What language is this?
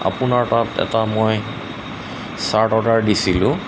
Assamese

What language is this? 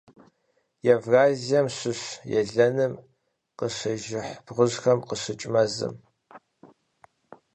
Kabardian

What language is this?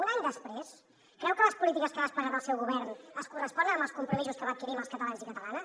Catalan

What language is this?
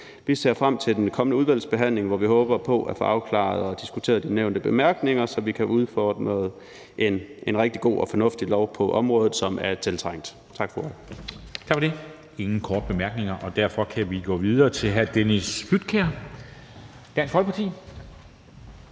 Danish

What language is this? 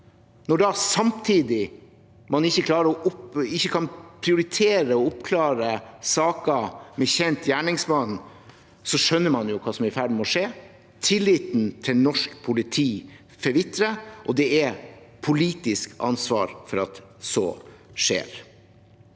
Norwegian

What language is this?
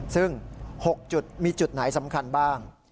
Thai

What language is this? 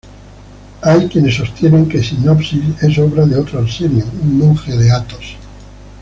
Spanish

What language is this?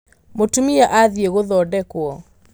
Kikuyu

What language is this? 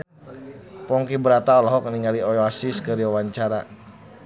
Sundanese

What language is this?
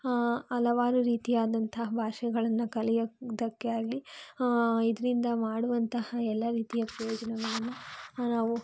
Kannada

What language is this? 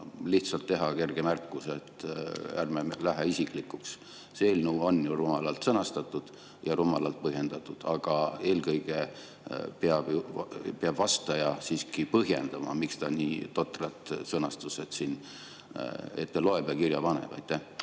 Estonian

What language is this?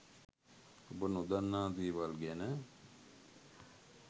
Sinhala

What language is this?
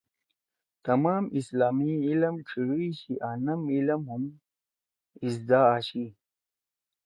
Torwali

